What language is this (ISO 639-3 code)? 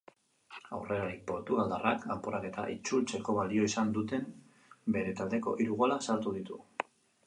eus